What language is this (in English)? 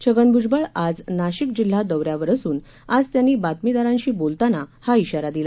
Marathi